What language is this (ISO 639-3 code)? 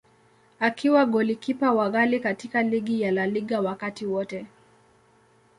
swa